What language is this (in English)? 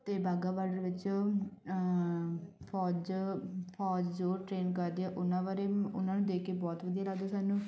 Punjabi